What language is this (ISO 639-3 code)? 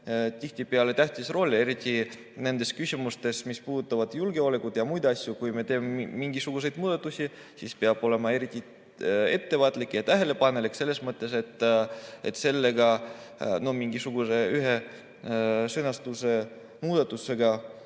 est